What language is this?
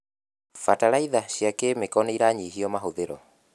Kikuyu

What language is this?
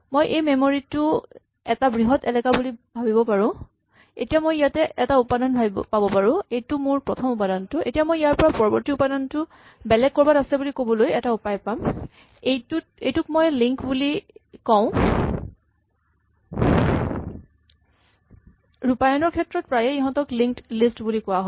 Assamese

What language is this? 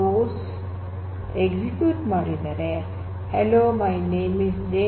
Kannada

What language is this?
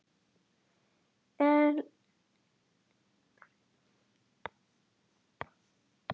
Icelandic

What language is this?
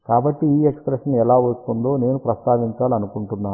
Telugu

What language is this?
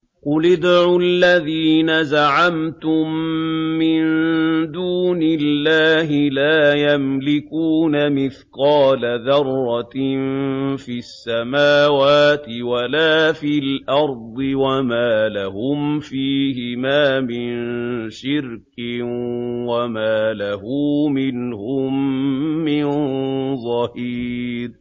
Arabic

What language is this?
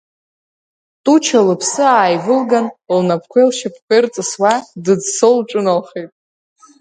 Abkhazian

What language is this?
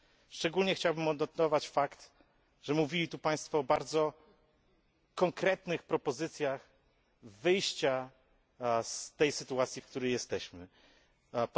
Polish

